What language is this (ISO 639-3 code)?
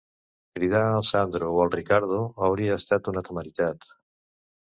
cat